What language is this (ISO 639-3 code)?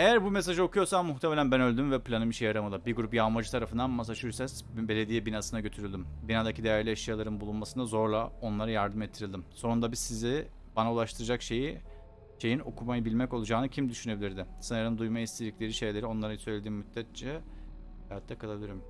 tur